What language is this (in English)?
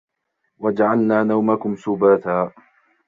Arabic